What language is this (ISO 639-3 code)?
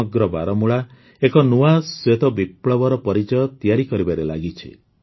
ori